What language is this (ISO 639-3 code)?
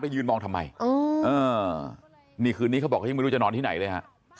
tha